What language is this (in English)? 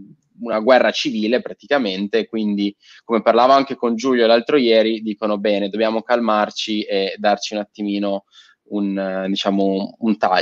Italian